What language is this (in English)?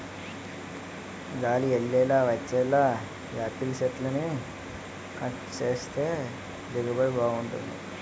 Telugu